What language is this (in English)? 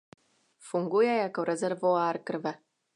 Czech